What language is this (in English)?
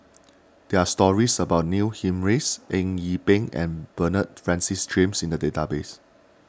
English